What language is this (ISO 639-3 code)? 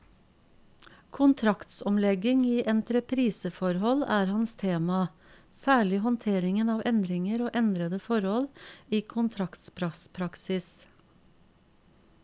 nor